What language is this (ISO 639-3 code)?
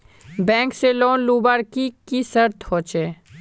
mag